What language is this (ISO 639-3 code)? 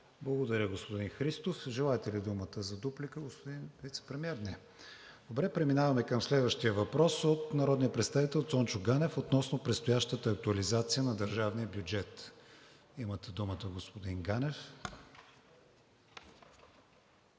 bul